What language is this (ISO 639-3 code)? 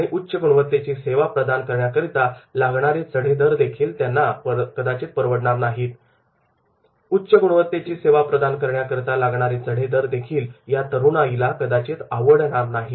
mar